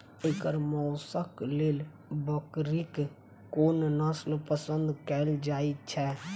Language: Maithili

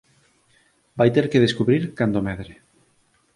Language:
Galician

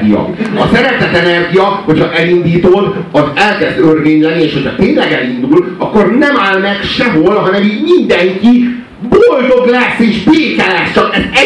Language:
Hungarian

